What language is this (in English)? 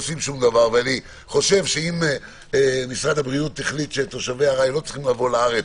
Hebrew